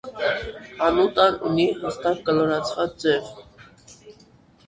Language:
Armenian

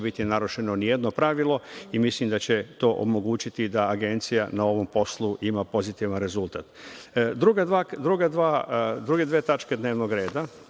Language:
Serbian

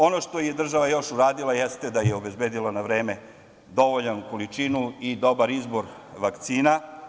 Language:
Serbian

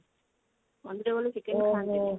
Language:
Odia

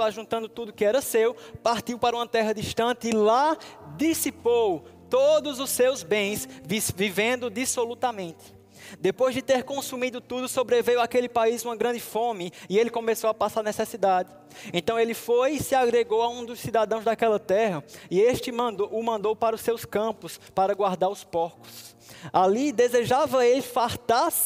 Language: Portuguese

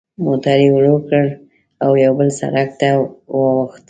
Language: Pashto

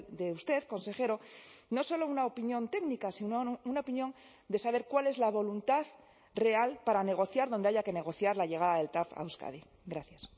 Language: Spanish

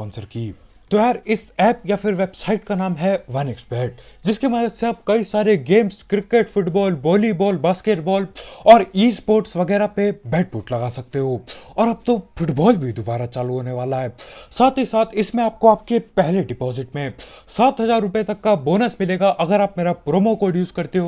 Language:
Hindi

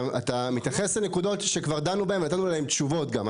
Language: Hebrew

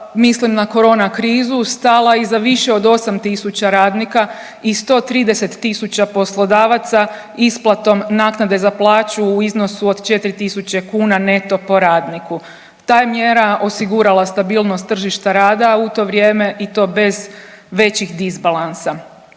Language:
Croatian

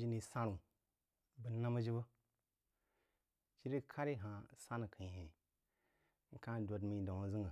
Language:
Jiba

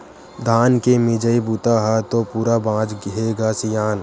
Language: Chhattisgarhi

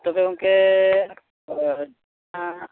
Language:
Santali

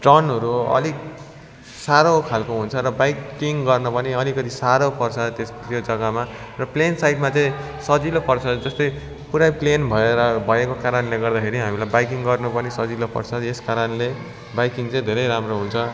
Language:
Nepali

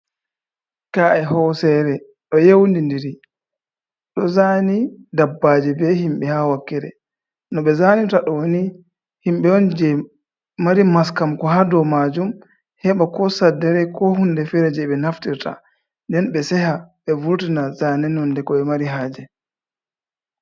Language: Fula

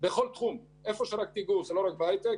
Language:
Hebrew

